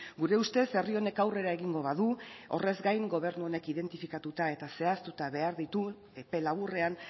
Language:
Basque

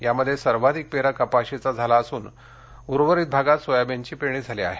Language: Marathi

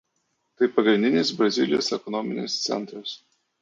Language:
Lithuanian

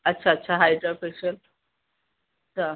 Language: Sindhi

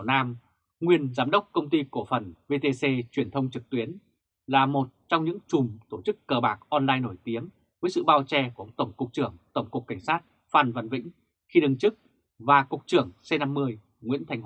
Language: Vietnamese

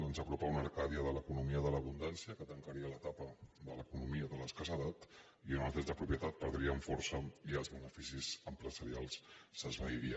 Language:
Catalan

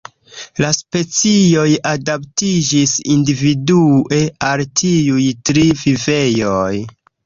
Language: Esperanto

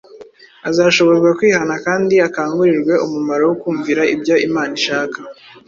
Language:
Kinyarwanda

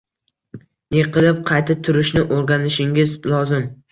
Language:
Uzbek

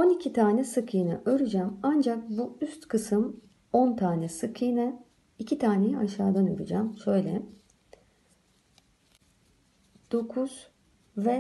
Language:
Turkish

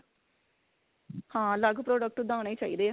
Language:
Punjabi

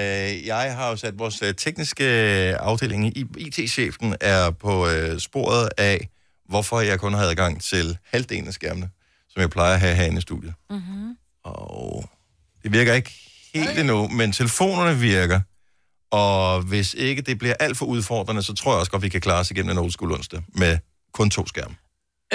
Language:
Danish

